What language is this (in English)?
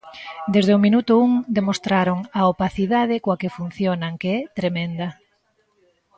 Galician